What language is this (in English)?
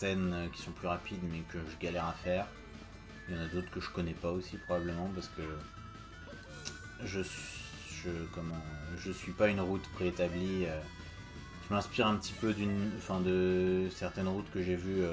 French